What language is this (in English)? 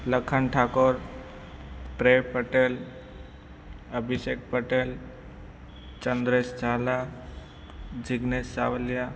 Gujarati